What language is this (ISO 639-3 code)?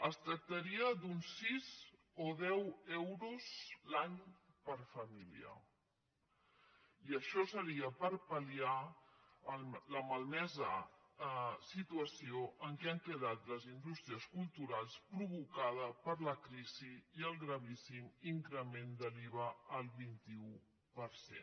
cat